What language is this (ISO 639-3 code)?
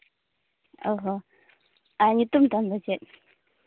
sat